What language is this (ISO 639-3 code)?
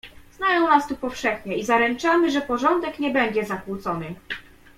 pol